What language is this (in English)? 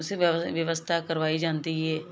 Punjabi